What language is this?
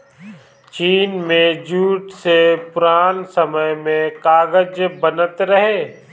Bhojpuri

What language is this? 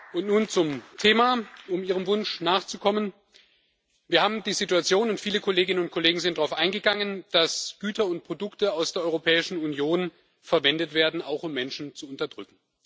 German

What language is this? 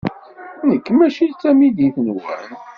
Kabyle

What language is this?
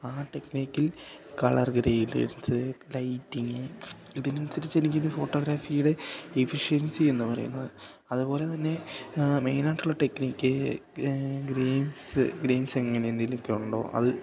Malayalam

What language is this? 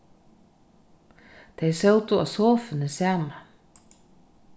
Faroese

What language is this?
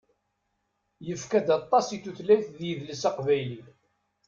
Kabyle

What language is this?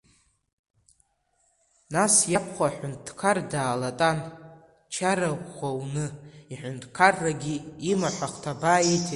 Abkhazian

